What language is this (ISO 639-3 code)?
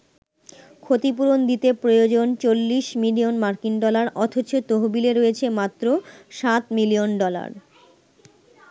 ben